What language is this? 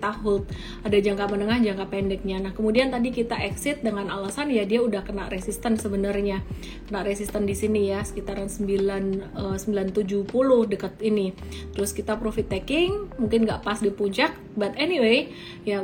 Indonesian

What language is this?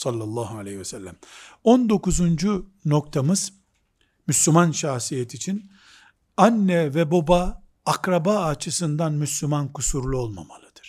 Turkish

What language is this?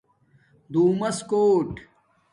Domaaki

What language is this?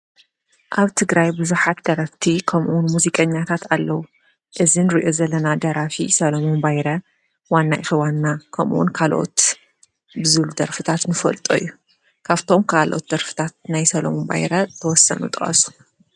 Tigrinya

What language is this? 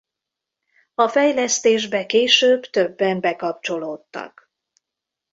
Hungarian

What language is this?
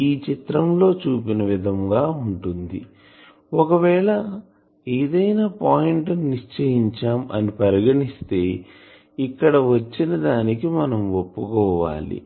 Telugu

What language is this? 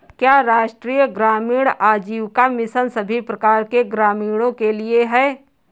Hindi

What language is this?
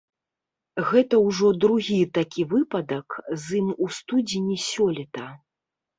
Belarusian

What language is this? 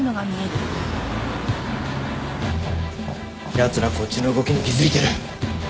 Japanese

